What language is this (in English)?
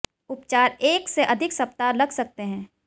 Hindi